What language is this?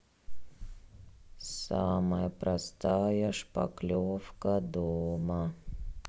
Russian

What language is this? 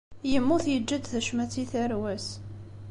Kabyle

